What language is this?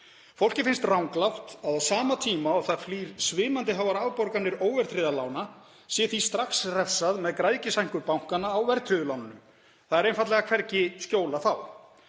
Icelandic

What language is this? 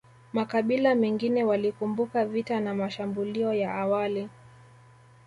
Swahili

